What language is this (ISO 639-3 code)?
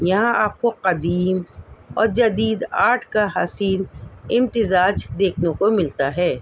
urd